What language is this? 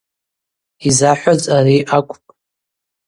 Abaza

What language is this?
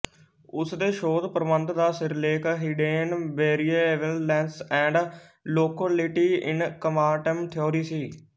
Punjabi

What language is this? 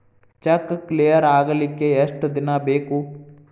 Kannada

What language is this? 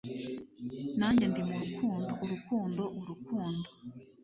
Kinyarwanda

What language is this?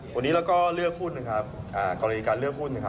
Thai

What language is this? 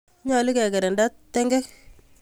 Kalenjin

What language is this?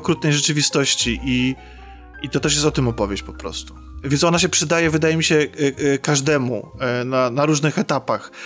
Polish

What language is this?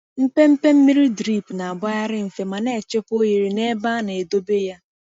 Igbo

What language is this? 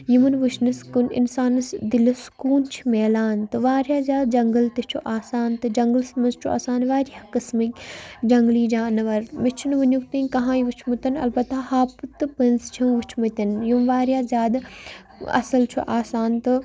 Kashmiri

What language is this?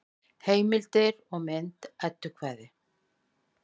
Icelandic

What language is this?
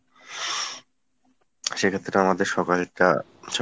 Bangla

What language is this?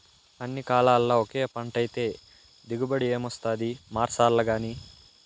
Telugu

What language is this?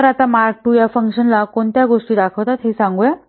Marathi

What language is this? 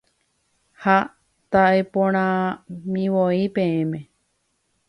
Guarani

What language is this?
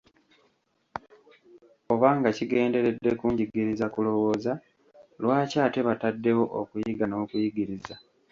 Ganda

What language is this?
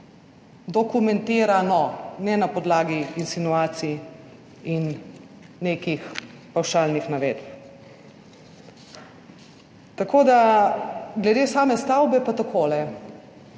Slovenian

